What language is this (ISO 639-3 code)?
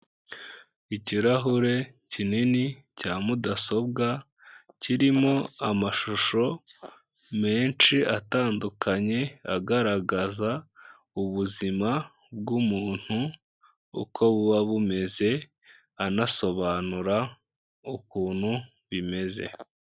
kin